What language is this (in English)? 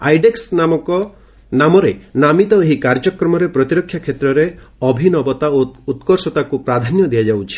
Odia